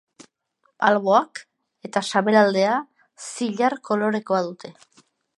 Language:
Basque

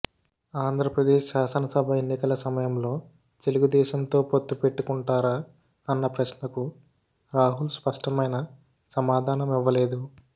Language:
Telugu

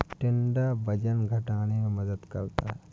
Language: Hindi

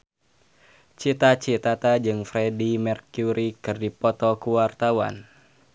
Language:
Sundanese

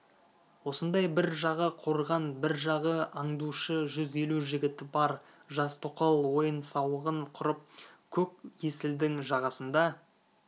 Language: Kazakh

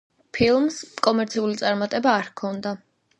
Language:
Georgian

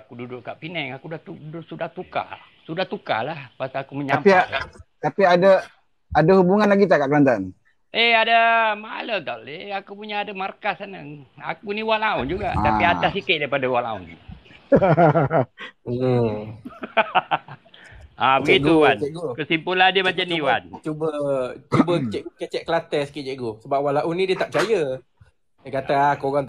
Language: Malay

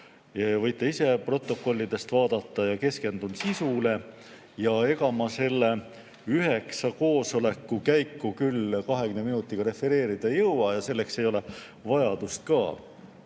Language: Estonian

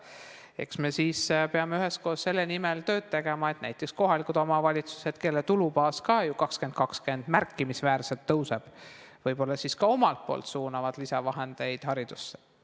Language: Estonian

